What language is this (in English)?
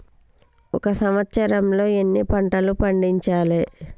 Telugu